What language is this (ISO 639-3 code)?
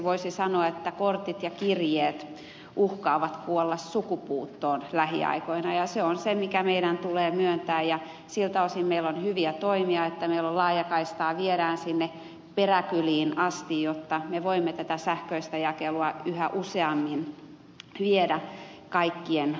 fin